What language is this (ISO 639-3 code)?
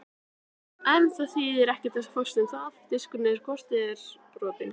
isl